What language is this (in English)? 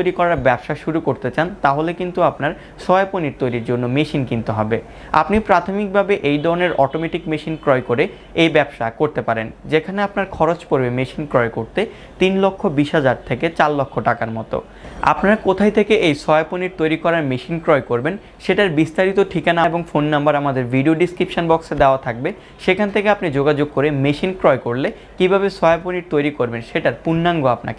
Hindi